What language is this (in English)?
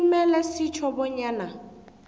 South Ndebele